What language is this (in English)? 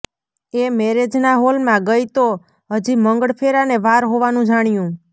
Gujarati